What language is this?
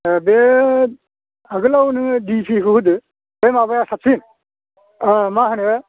Bodo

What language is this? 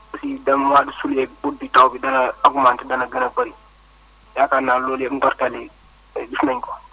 Wolof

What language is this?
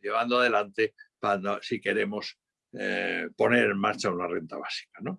Spanish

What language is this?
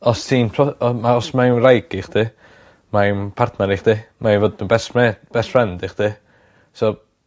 Welsh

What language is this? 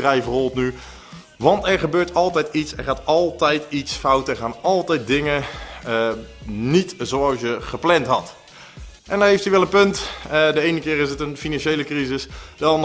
Dutch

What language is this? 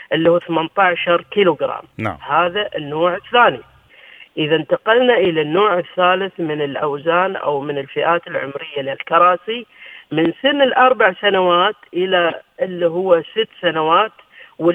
Arabic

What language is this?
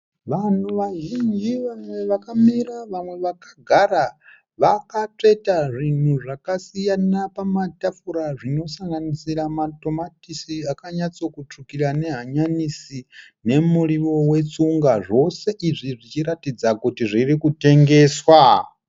Shona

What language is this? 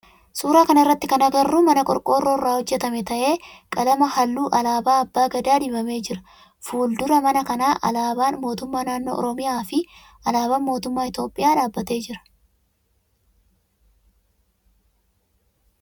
Oromo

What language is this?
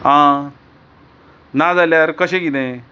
Konkani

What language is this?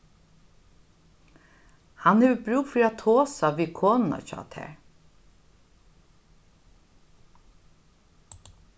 Faroese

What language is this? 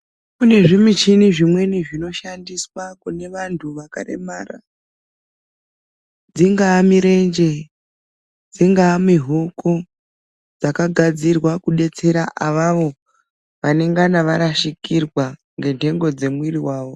Ndau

